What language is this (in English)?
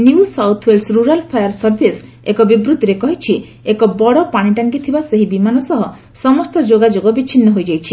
Odia